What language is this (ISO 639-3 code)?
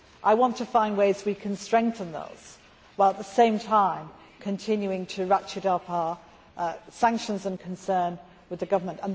eng